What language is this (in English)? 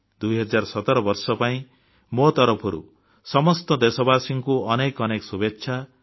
Odia